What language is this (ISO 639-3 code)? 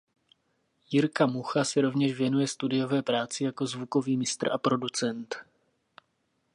ces